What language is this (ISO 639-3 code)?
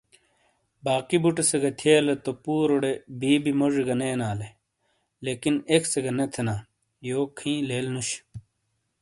scl